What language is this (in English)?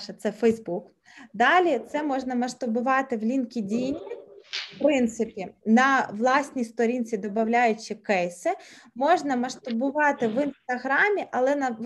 Ukrainian